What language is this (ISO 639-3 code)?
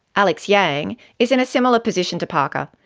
eng